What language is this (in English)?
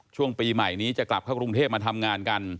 Thai